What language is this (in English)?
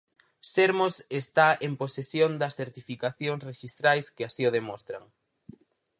Galician